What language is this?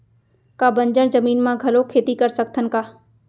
Chhattisgarhi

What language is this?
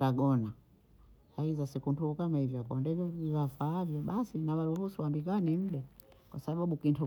Bondei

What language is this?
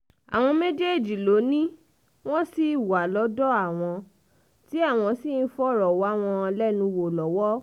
Yoruba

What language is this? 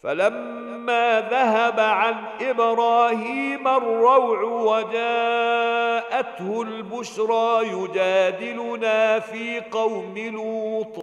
Arabic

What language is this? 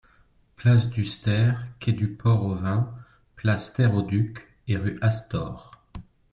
French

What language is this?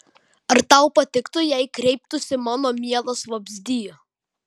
Lithuanian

